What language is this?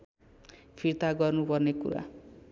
Nepali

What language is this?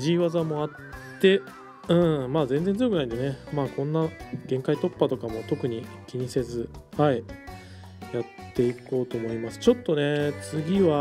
Japanese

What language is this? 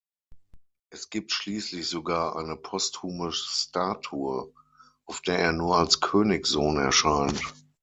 German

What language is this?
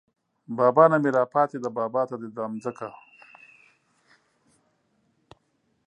Pashto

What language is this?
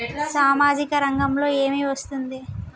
Telugu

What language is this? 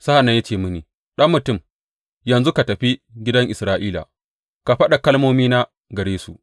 Hausa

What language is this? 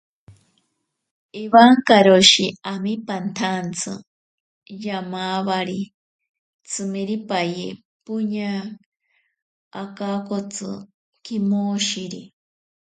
Ashéninka Perené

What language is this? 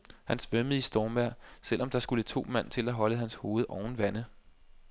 Danish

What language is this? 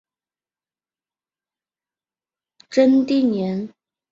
Chinese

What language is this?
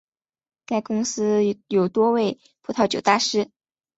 Chinese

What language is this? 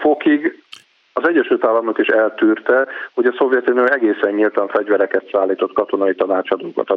Hungarian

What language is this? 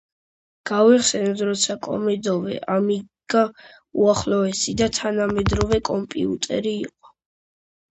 Georgian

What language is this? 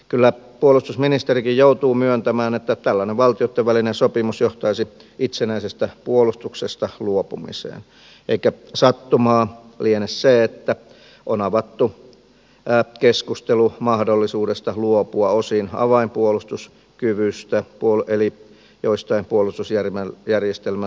Finnish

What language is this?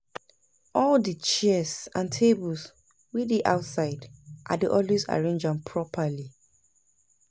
Nigerian Pidgin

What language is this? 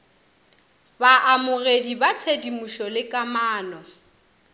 Northern Sotho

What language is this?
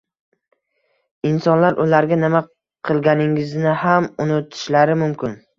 Uzbek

